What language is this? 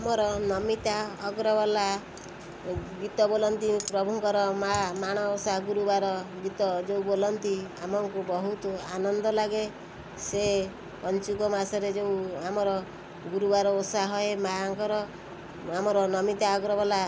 Odia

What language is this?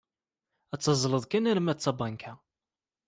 Kabyle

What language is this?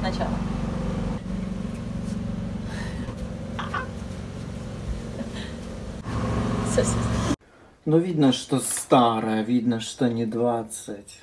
Russian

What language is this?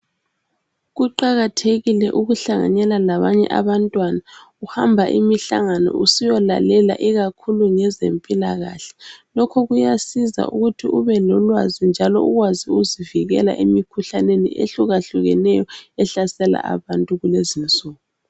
North Ndebele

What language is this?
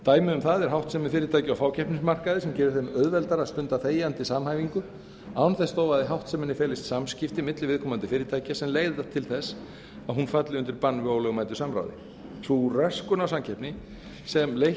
Icelandic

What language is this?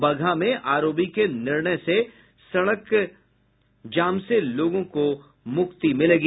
Hindi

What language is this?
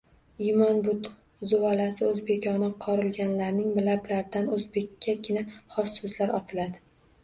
Uzbek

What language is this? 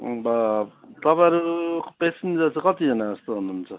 Nepali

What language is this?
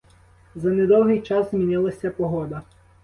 Ukrainian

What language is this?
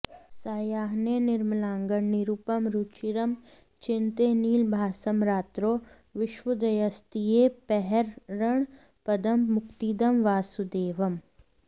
Sanskrit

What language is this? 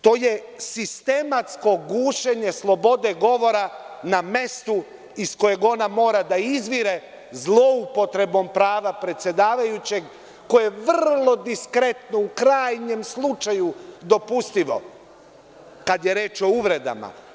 Serbian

